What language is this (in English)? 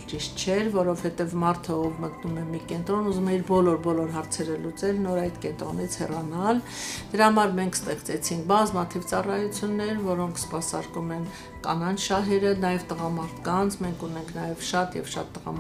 Romanian